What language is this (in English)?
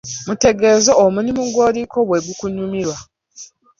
Ganda